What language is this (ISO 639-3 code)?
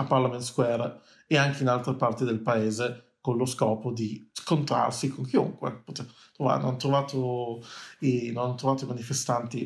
ita